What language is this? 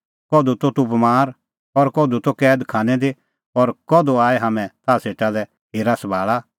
Kullu Pahari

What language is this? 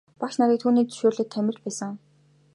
Mongolian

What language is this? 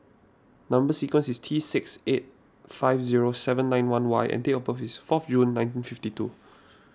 English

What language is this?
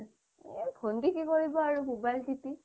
Assamese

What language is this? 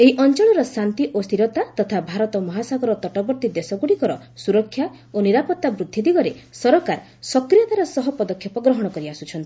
Odia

